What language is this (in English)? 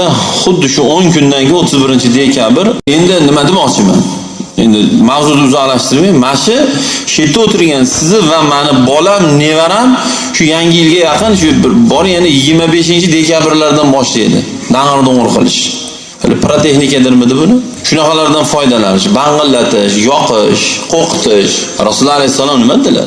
Turkish